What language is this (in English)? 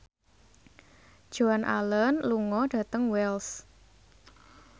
Javanese